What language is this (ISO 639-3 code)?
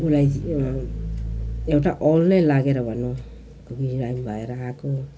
nep